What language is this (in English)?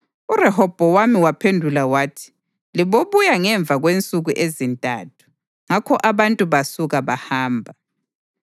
North Ndebele